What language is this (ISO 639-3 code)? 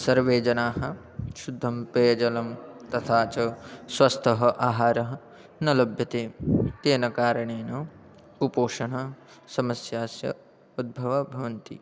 san